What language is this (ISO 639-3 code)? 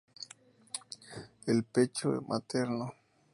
spa